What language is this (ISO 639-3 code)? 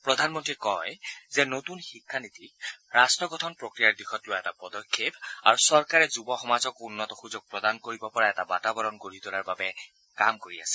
asm